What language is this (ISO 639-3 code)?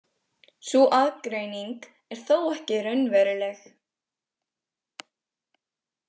isl